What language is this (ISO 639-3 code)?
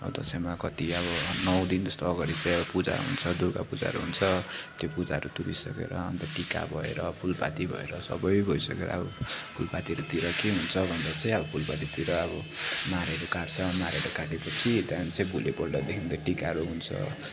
nep